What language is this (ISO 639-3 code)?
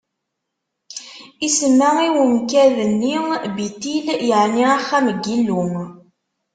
kab